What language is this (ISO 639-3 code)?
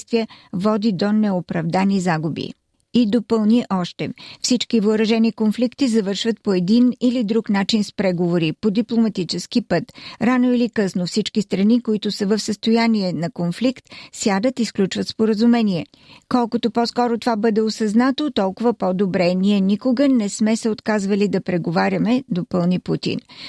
bul